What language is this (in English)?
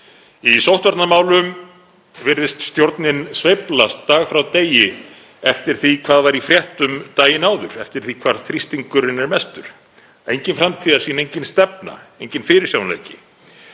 Icelandic